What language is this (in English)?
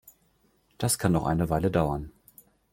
German